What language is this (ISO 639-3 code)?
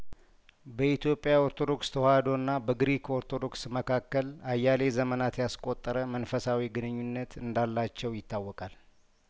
amh